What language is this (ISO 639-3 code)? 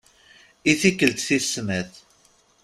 kab